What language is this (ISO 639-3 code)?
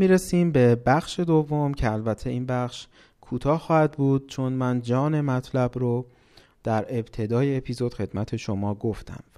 fas